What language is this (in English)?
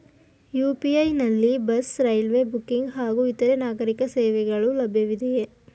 Kannada